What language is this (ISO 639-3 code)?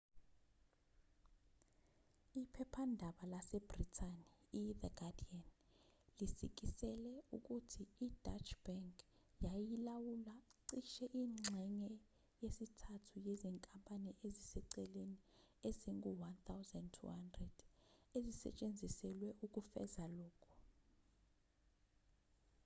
zul